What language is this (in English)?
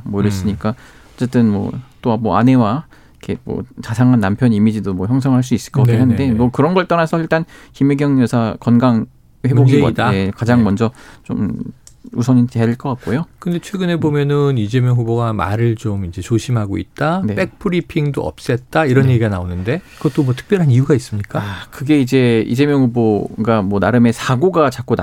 Korean